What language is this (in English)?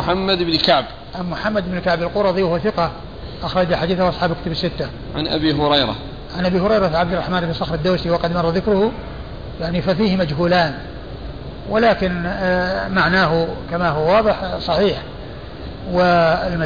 Arabic